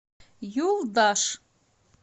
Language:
Russian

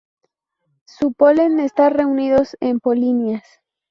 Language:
Spanish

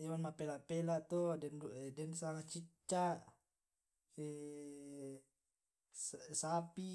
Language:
Tae'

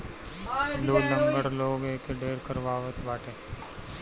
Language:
Bhojpuri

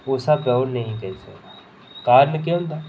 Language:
Dogri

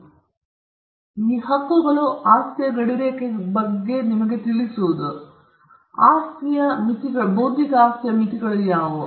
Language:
Kannada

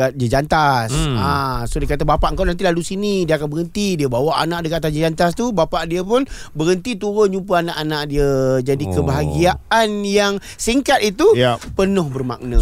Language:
Malay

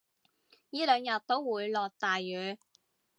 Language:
Cantonese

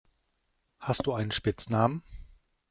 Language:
German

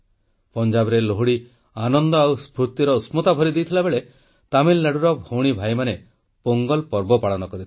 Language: Odia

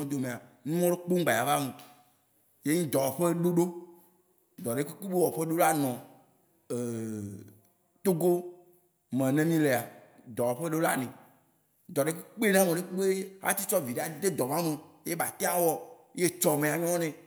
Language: Waci Gbe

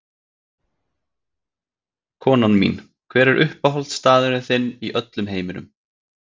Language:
Icelandic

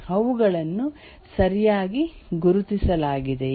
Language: Kannada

